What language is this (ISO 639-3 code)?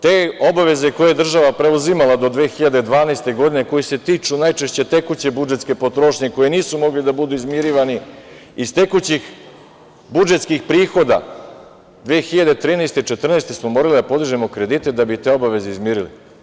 srp